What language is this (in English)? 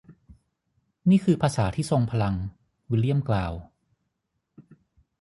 Thai